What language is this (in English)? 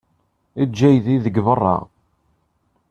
Kabyle